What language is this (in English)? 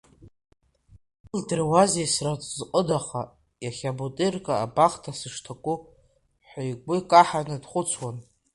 Abkhazian